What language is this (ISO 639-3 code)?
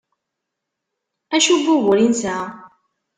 kab